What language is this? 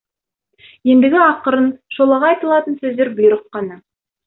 Kazakh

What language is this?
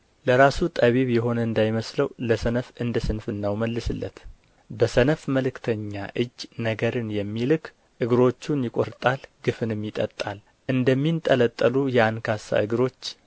Amharic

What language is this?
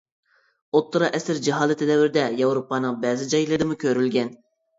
Uyghur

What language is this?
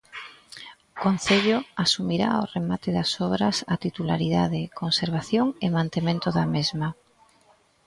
Galician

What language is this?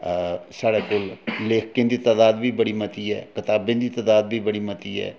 Dogri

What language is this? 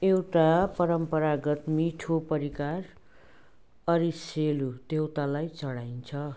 Nepali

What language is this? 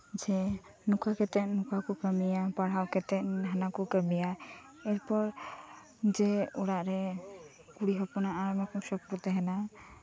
Santali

